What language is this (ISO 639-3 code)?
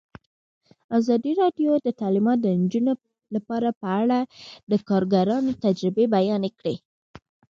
pus